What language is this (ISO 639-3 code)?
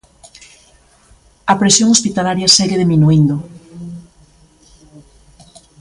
glg